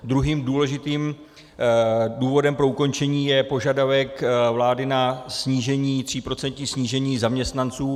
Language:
Czech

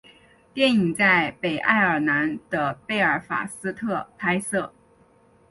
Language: Chinese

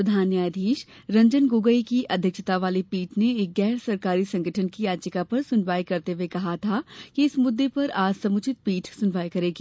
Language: Hindi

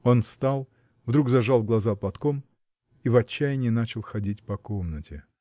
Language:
Russian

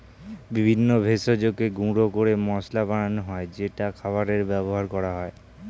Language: Bangla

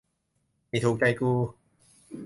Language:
Thai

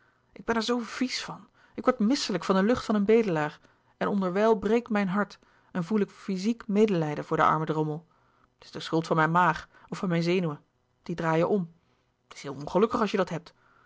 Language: Dutch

